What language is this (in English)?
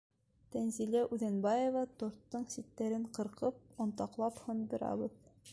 Bashkir